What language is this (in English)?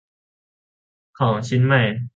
Thai